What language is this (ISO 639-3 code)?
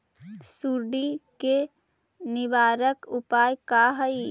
mag